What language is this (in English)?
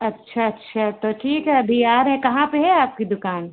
Hindi